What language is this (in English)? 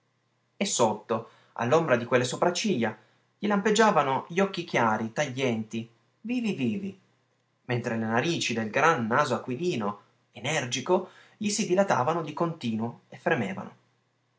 Italian